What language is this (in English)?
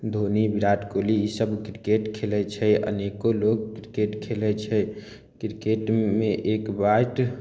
Maithili